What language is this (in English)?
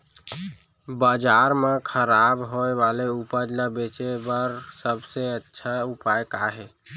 Chhattisgarhi